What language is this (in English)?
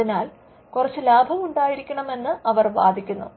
Malayalam